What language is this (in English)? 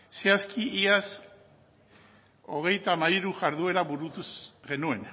Basque